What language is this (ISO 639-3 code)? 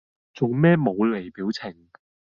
yue